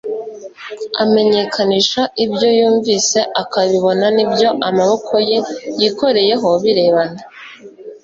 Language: Kinyarwanda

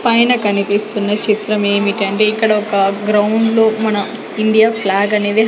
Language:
Telugu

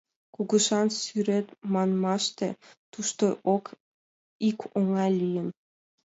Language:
Mari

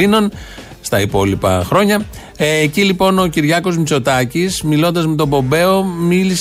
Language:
Greek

